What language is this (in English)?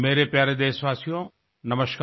Hindi